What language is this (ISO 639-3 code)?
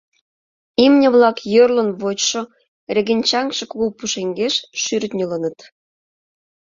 chm